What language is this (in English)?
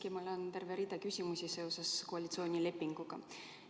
Estonian